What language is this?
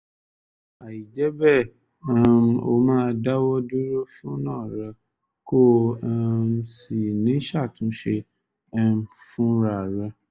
Yoruba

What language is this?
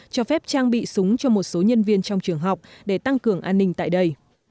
Vietnamese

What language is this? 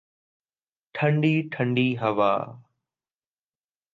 Urdu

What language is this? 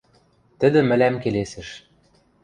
Western Mari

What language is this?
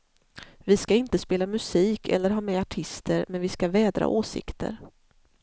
Swedish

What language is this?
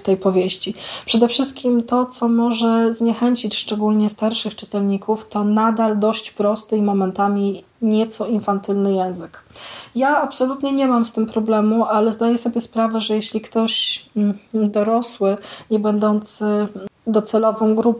Polish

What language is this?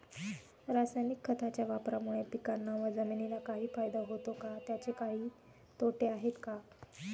Marathi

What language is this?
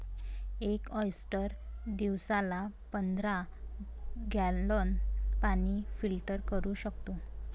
Marathi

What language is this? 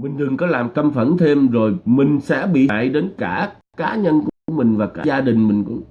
Vietnamese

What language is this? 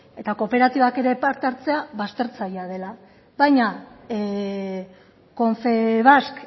Basque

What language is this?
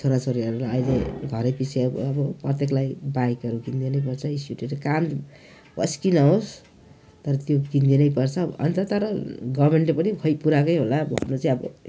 Nepali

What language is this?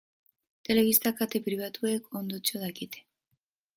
Basque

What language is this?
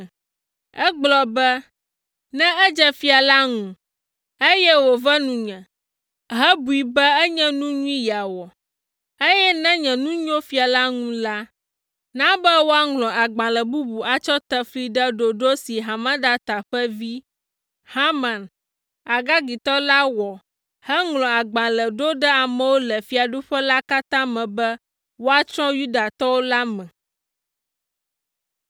Ewe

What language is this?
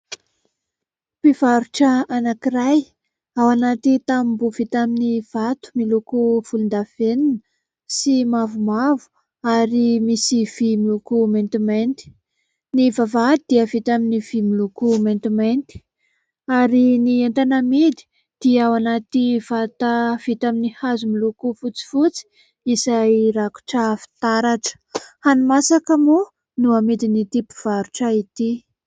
Malagasy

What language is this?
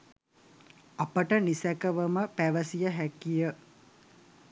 Sinhala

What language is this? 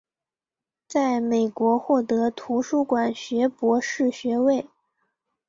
Chinese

